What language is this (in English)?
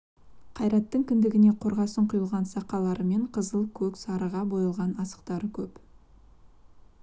Kazakh